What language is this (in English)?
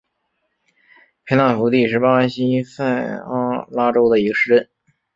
Chinese